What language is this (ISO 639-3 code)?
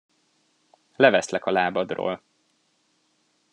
hun